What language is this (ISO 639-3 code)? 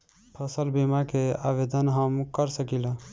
bho